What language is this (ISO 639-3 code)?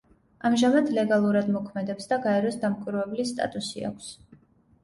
kat